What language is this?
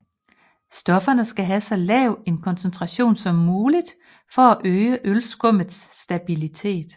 Danish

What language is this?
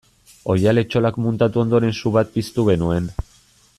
Basque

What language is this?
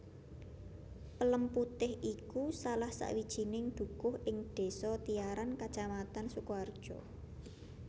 Javanese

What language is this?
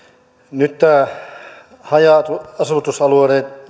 Finnish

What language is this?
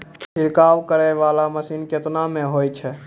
Maithili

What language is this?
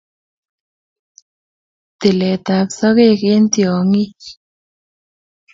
Kalenjin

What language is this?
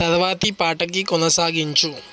Telugu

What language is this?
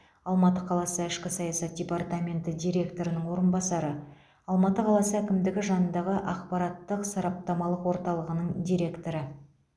Kazakh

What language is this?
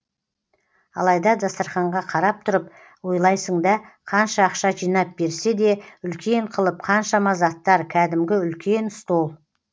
Kazakh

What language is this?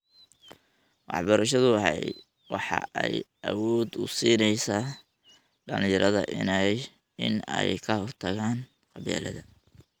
Somali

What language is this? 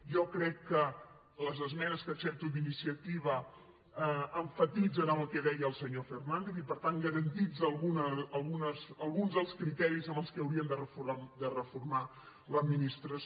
Catalan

